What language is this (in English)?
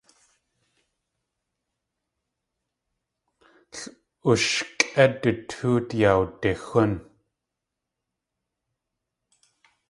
Tlingit